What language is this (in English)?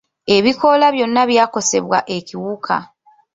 Ganda